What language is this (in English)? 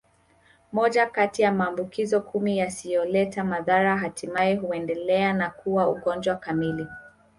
Swahili